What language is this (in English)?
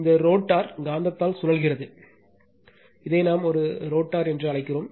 Tamil